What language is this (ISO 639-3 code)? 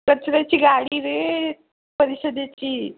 mar